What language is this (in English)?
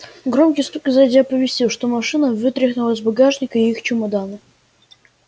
Russian